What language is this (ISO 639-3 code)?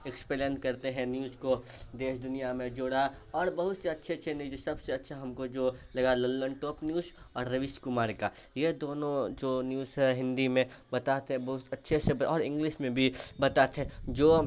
urd